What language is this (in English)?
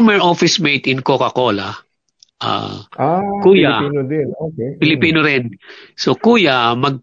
Filipino